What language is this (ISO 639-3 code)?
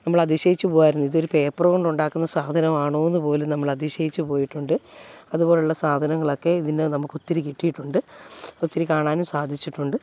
mal